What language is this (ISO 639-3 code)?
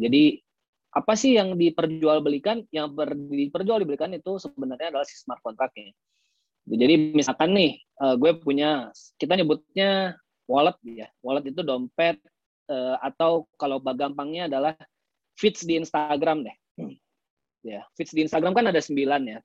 ind